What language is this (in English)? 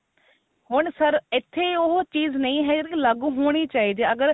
Punjabi